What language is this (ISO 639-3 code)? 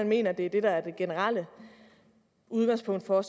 dan